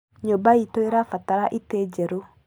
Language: Kikuyu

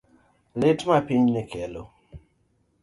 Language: Luo (Kenya and Tanzania)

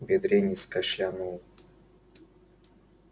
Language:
Russian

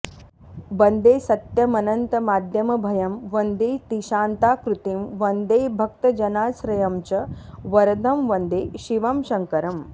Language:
Sanskrit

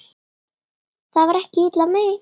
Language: Icelandic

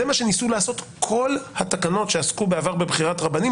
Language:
Hebrew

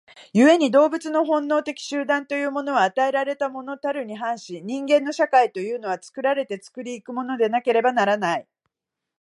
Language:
Japanese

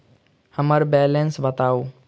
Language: Maithili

